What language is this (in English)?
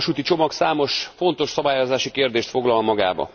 Hungarian